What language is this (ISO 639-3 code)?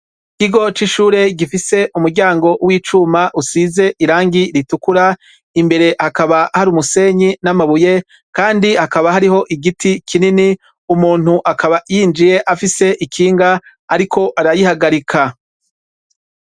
run